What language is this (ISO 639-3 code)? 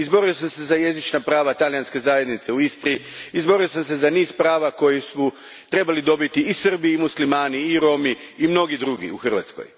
hrv